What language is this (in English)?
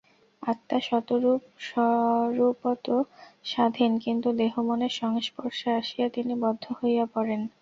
Bangla